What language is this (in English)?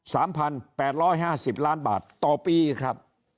Thai